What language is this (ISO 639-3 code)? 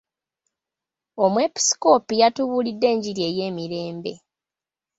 lug